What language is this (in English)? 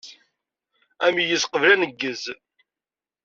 Kabyle